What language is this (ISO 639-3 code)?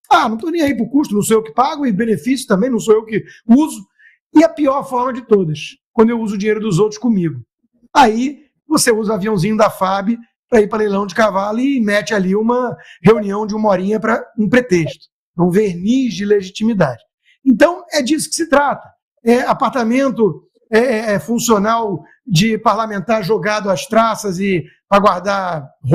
por